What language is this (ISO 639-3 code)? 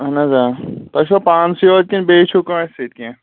kas